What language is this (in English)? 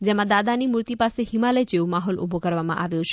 Gujarati